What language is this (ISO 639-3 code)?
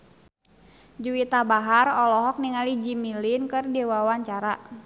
sun